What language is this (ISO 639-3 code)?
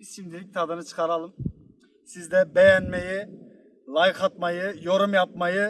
tur